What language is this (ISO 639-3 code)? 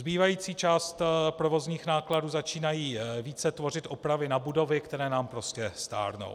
ces